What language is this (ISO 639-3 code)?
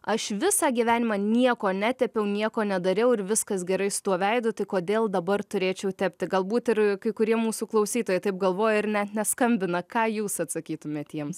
lit